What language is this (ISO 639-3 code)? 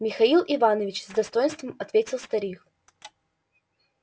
rus